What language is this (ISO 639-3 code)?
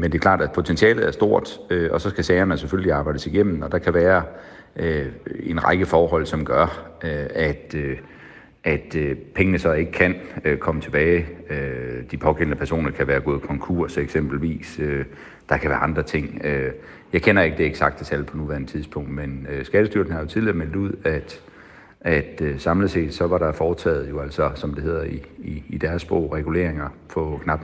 dan